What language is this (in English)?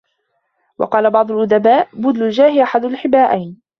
Arabic